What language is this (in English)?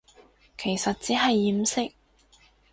Cantonese